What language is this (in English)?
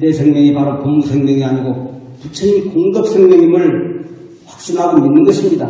Korean